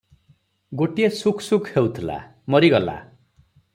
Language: Odia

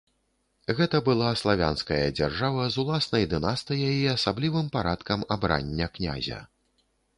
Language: Belarusian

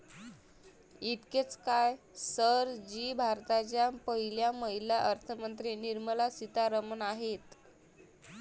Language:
Marathi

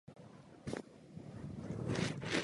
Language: Czech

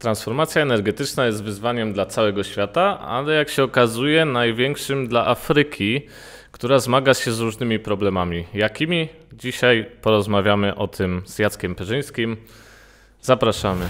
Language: Polish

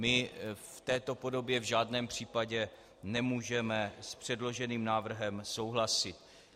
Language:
Czech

